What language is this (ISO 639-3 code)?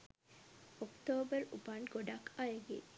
sin